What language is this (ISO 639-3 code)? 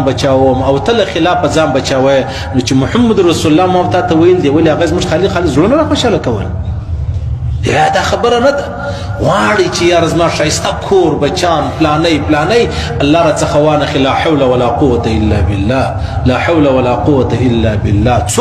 ara